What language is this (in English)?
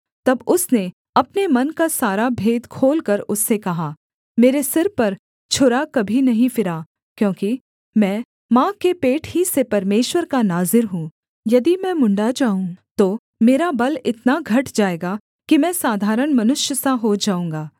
Hindi